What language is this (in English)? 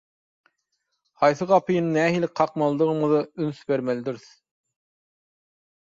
Turkmen